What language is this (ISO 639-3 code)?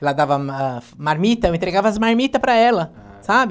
por